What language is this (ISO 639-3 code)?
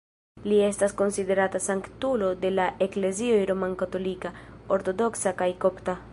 epo